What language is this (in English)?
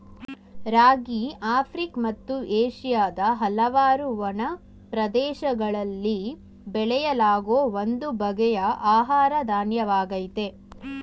Kannada